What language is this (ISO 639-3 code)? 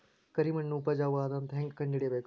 kan